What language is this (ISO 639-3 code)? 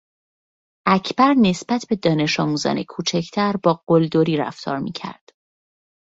fas